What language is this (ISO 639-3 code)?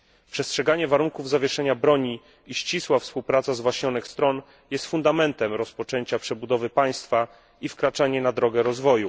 pol